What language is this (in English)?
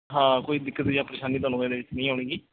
Punjabi